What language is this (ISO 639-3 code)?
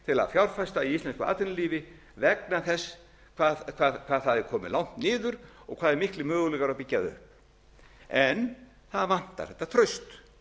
isl